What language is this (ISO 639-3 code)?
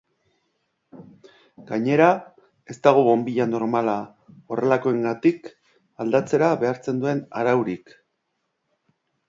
eus